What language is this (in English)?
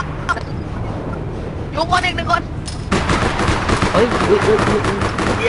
Thai